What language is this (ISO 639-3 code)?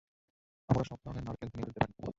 ben